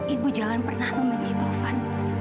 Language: Indonesian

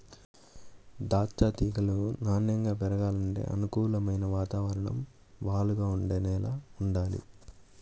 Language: Telugu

